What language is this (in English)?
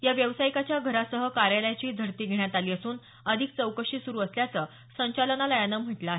Marathi